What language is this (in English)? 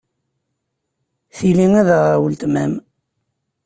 Kabyle